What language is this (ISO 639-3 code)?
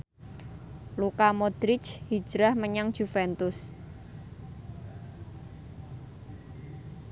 jav